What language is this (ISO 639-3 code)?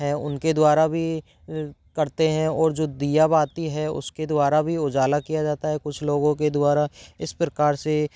hin